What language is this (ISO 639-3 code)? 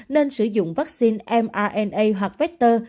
vie